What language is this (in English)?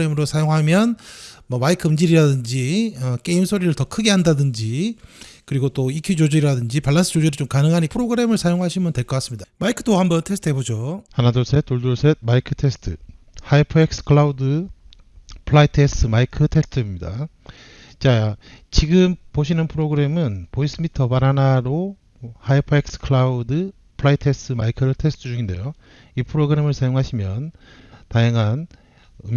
Korean